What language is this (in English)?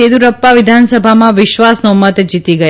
Gujarati